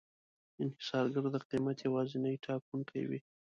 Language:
Pashto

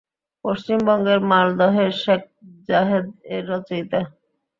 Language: Bangla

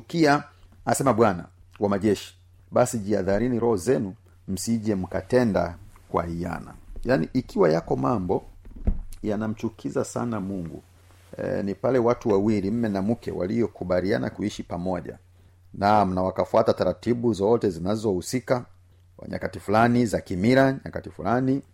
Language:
Swahili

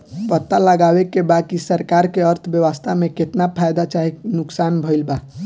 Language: Bhojpuri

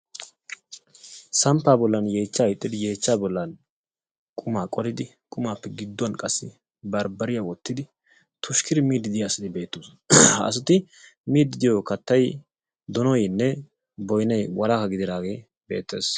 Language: Wolaytta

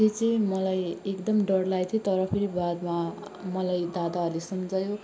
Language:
Nepali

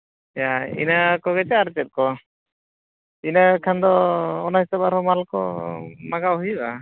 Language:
Santali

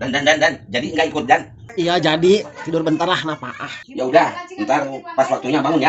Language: Indonesian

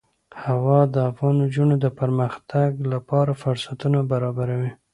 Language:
Pashto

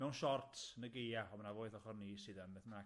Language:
Welsh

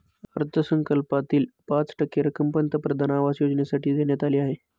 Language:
Marathi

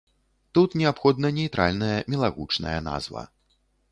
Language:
Belarusian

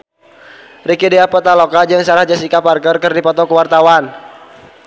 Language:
Sundanese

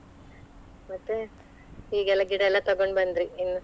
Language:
Kannada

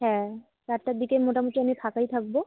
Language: Bangla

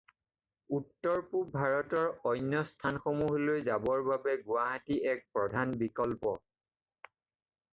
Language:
Assamese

